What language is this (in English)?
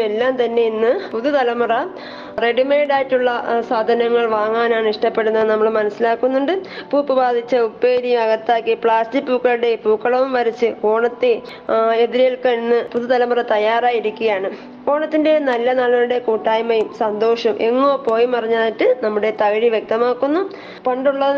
Malayalam